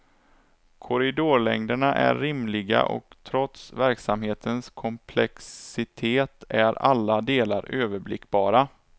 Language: Swedish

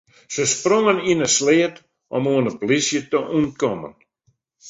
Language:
Western Frisian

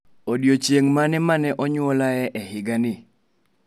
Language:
Luo (Kenya and Tanzania)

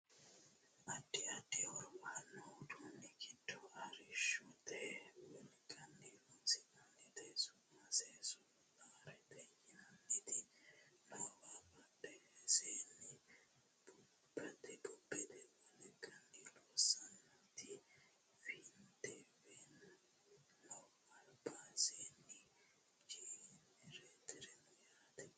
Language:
Sidamo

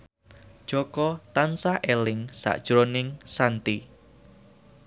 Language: Javanese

